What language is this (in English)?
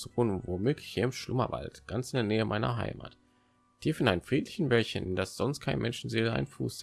German